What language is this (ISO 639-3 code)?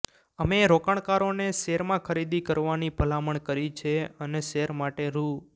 guj